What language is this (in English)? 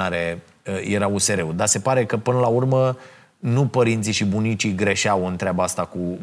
Romanian